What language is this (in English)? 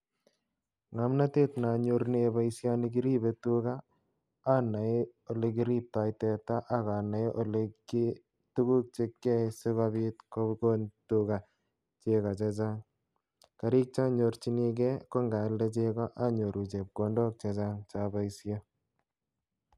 Kalenjin